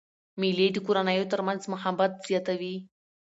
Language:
Pashto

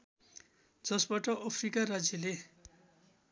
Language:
Nepali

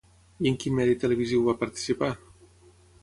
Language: Catalan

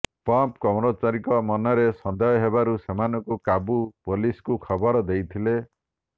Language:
Odia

